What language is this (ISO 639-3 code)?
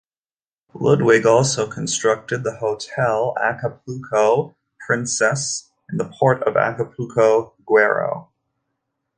eng